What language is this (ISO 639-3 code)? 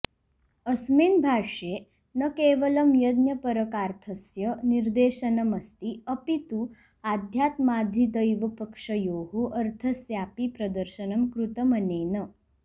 san